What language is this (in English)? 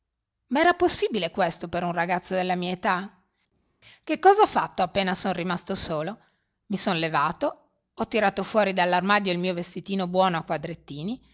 Italian